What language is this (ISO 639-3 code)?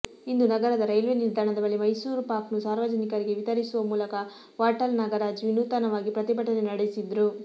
kan